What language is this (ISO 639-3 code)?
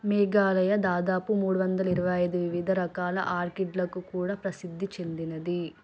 tel